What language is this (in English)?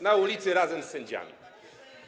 Polish